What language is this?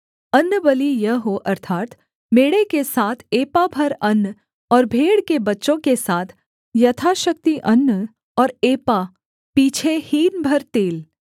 Hindi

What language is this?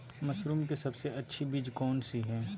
Magahi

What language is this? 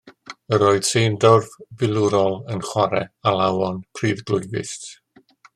Welsh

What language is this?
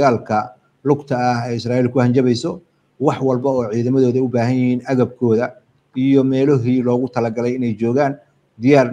Arabic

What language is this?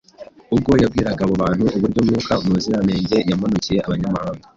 Kinyarwanda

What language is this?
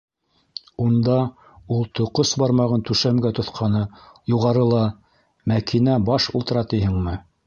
Bashkir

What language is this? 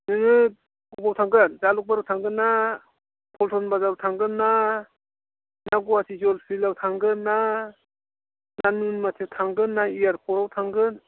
Bodo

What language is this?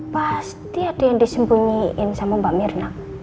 Indonesian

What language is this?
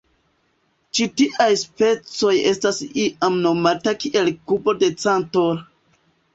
Esperanto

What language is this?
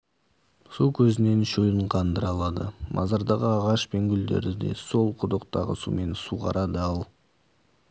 Kazakh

